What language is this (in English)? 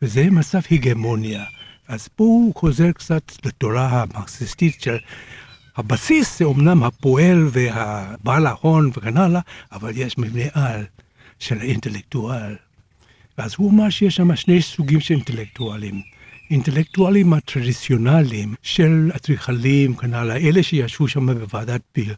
Hebrew